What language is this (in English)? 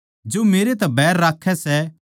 Haryanvi